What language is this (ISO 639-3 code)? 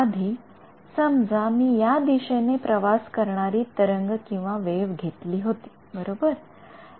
mar